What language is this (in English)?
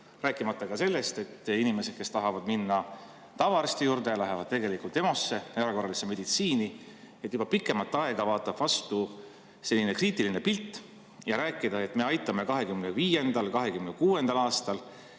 Estonian